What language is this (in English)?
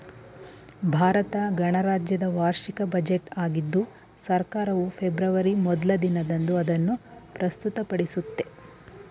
Kannada